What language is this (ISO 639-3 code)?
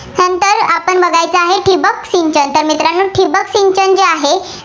mar